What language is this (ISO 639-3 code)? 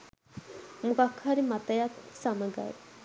sin